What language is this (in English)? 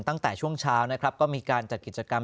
Thai